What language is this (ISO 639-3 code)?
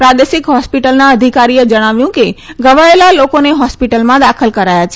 guj